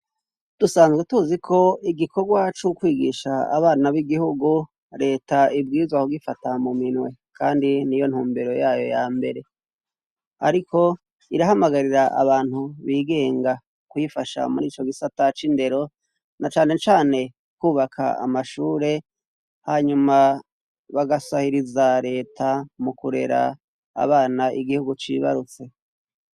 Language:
Rundi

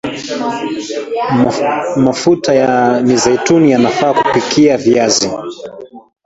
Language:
Swahili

